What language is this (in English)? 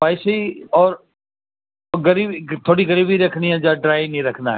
Urdu